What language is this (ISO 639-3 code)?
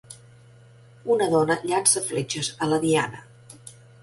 cat